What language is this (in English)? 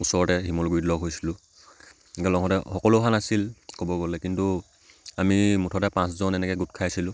Assamese